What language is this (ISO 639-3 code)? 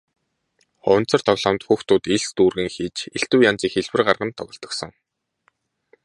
mon